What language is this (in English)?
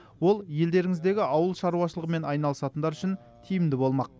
Kazakh